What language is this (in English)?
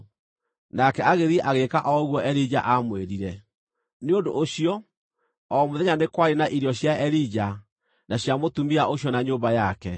Kikuyu